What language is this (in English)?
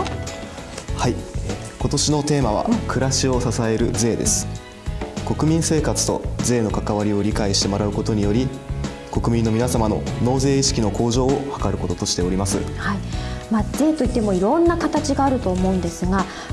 Japanese